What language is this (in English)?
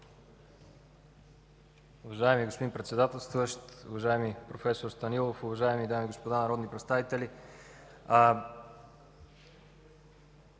Bulgarian